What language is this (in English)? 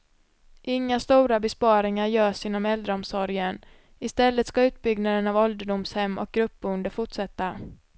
Swedish